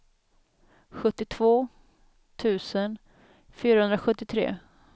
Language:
Swedish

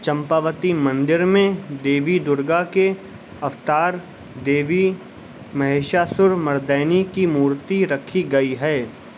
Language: Urdu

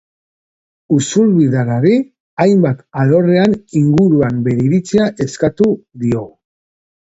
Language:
Basque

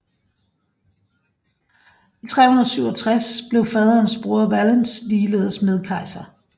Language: Danish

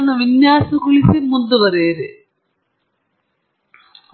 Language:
Kannada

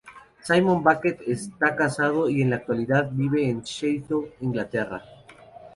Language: Spanish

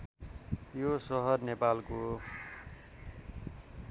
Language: Nepali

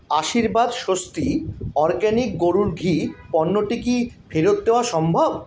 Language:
Bangla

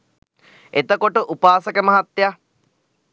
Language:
Sinhala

